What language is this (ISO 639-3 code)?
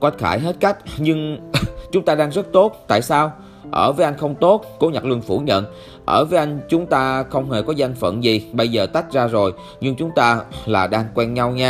vie